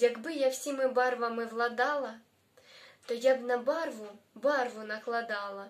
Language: Russian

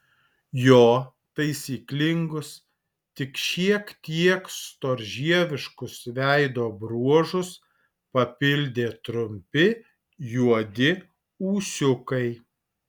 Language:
Lithuanian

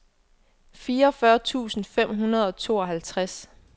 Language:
Danish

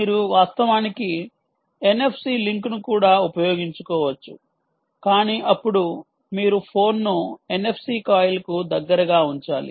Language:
Telugu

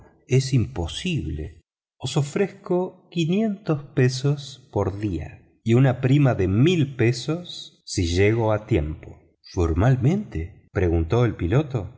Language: Spanish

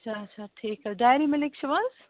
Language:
Kashmiri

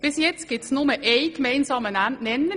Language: Swiss German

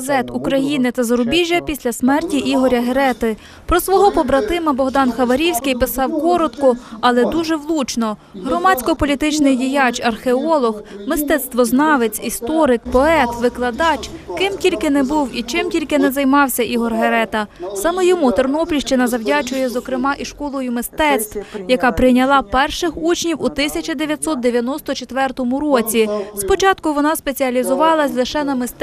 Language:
Ukrainian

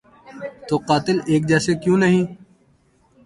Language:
Urdu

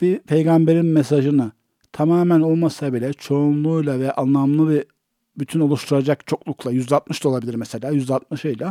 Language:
Turkish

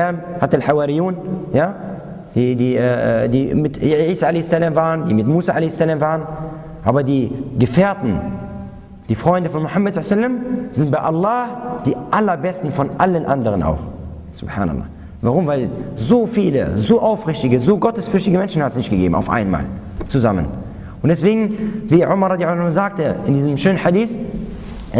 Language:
German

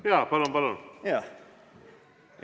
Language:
Estonian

